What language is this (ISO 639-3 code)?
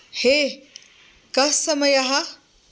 san